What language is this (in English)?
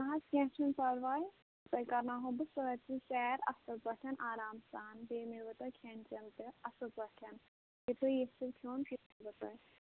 Kashmiri